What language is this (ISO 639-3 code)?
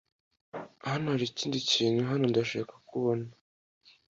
kin